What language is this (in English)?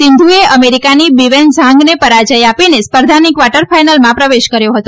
Gujarati